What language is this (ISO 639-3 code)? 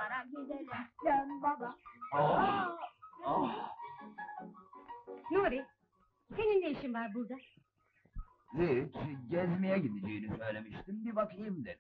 tur